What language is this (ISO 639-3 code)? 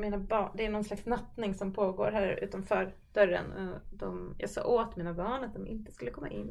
swe